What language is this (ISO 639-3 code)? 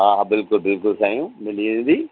snd